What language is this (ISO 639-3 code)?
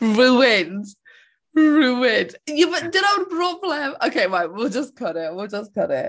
cym